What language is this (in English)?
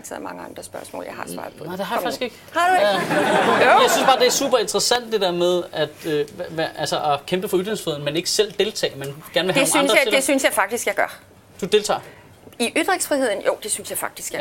Danish